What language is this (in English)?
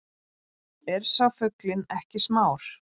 Icelandic